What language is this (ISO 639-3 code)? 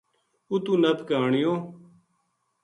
gju